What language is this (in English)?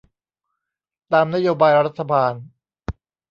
Thai